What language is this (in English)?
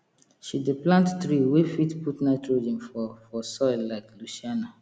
Nigerian Pidgin